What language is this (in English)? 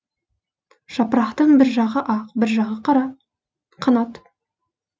Kazakh